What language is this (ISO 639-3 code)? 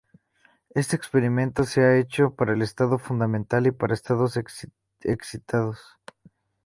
spa